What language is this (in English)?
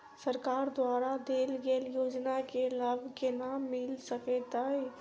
Maithili